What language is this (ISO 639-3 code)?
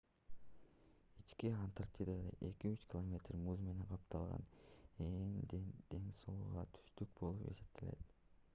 kir